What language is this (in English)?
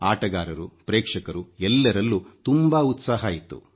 Kannada